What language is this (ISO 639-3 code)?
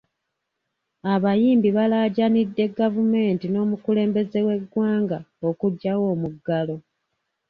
lug